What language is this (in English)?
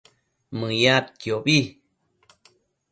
Matsés